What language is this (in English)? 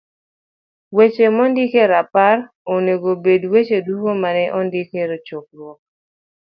Luo (Kenya and Tanzania)